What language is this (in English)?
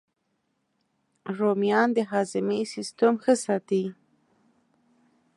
Pashto